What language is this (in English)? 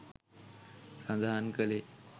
Sinhala